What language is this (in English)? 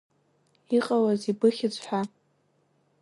Abkhazian